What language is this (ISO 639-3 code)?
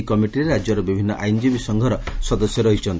ori